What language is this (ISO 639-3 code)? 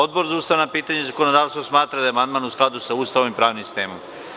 srp